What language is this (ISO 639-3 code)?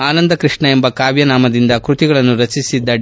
kan